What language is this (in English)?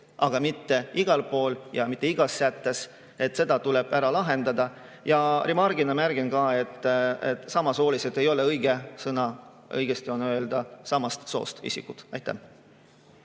Estonian